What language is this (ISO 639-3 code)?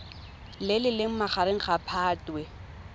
tsn